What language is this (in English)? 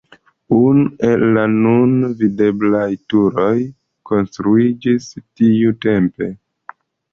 Esperanto